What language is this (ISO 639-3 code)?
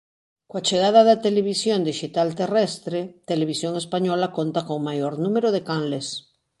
glg